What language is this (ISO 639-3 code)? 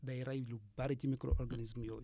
wol